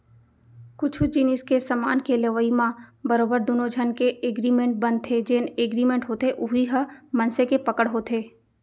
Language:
Chhattisgarhi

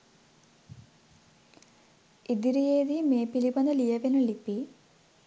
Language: Sinhala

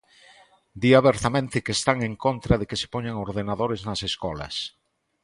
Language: Galician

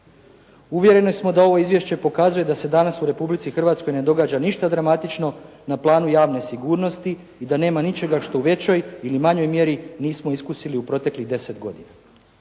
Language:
Croatian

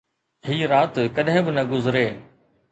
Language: Sindhi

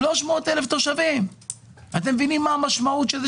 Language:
Hebrew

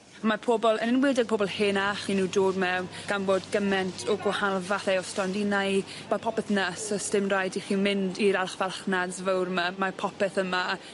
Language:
Welsh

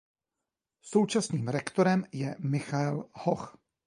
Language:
Czech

